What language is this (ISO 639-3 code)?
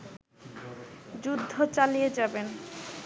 ben